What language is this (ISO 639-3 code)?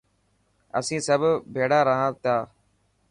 mki